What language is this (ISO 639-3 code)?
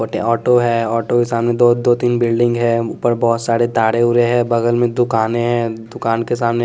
hin